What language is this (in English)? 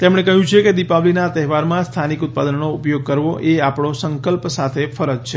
Gujarati